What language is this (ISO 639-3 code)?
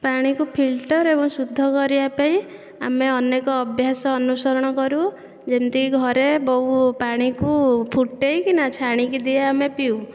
ori